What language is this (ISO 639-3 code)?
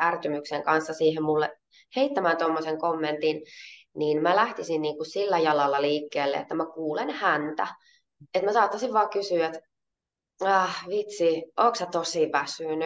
fin